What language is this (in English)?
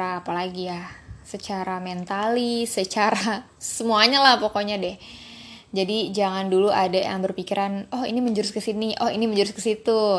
Indonesian